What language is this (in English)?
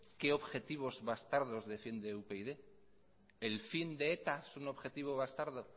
Spanish